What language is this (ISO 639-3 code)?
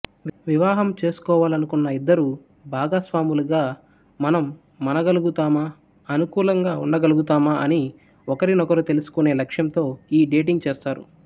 tel